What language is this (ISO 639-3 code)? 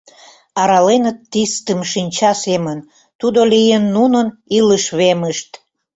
chm